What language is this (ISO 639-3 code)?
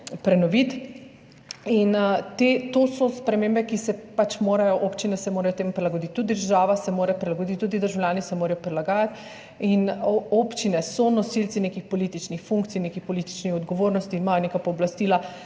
slv